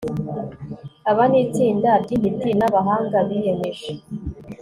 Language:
Kinyarwanda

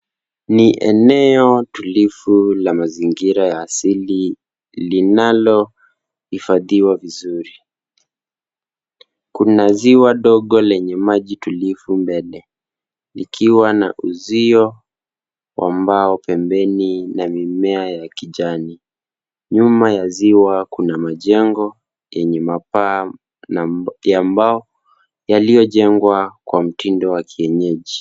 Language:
Swahili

